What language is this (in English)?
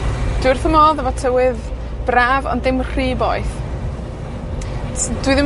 Welsh